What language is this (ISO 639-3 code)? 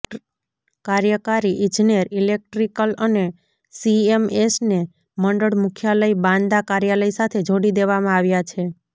guj